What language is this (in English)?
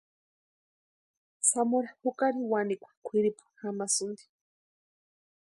Western Highland Purepecha